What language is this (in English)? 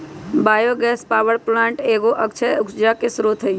Magahi